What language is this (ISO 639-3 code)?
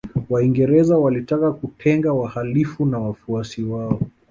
swa